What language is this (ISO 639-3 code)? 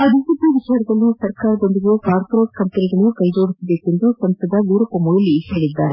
kan